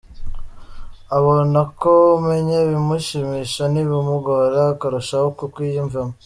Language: Kinyarwanda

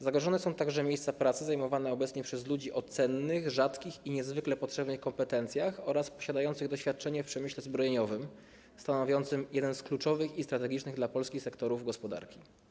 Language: Polish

